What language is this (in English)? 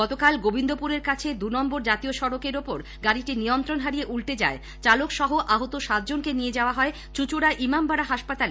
Bangla